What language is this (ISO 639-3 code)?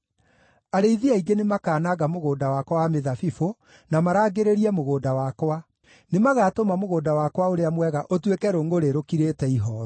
kik